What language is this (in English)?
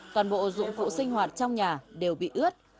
Vietnamese